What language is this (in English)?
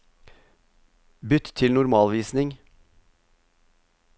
Norwegian